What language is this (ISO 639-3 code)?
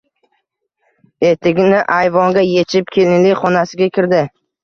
uzb